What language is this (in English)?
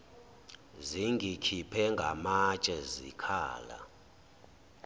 Zulu